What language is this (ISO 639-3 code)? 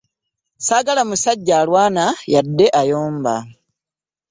lug